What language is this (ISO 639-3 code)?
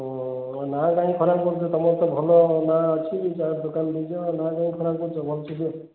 ori